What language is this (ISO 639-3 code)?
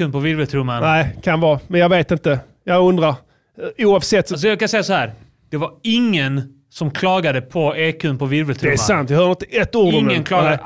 swe